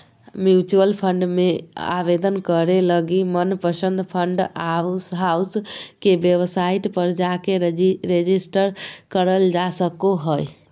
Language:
Magahi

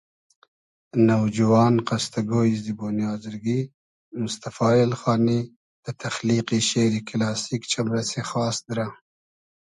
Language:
Hazaragi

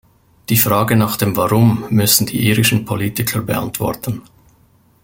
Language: German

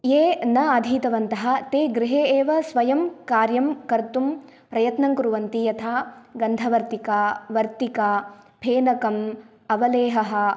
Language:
Sanskrit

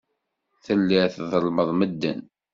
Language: Kabyle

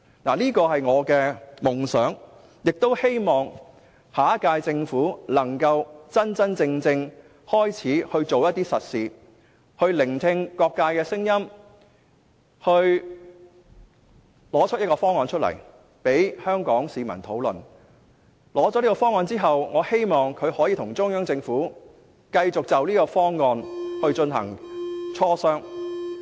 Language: Cantonese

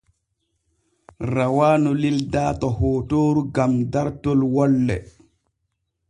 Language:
Borgu Fulfulde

